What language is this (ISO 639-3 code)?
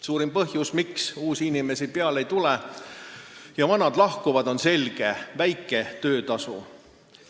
est